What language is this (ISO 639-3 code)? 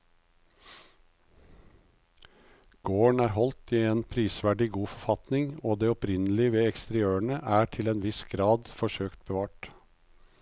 nor